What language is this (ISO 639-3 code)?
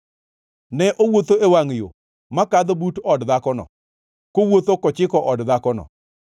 luo